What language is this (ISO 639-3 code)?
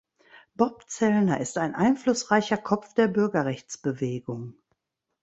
deu